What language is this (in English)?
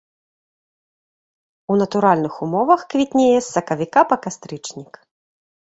Belarusian